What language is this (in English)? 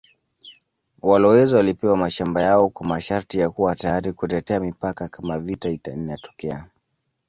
Swahili